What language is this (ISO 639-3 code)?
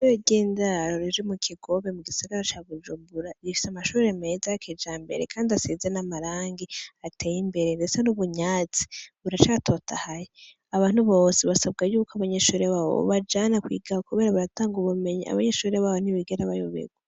run